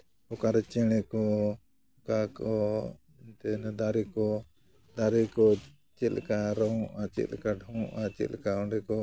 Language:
Santali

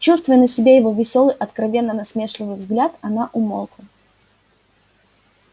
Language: Russian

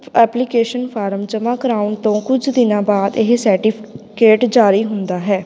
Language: Punjabi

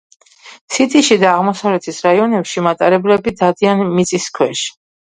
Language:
Georgian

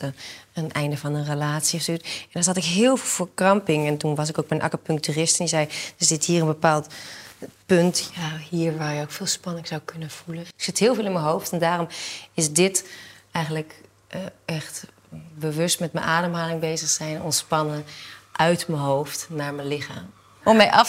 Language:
Dutch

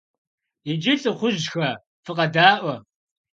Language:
Kabardian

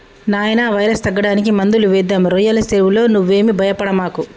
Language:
Telugu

